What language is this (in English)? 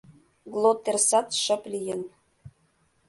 Mari